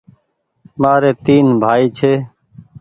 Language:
Goaria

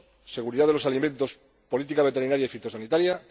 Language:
Spanish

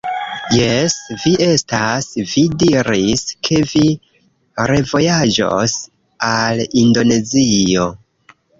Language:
Esperanto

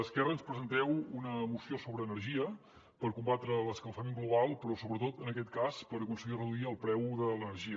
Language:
Catalan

